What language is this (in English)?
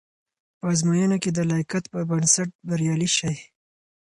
Pashto